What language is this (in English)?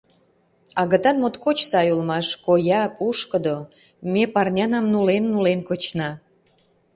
Mari